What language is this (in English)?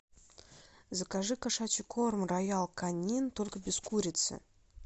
Russian